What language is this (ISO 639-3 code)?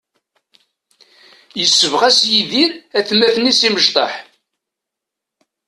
kab